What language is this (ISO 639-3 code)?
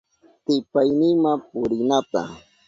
qup